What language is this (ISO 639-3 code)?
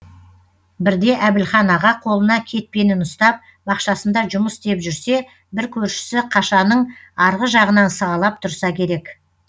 kaz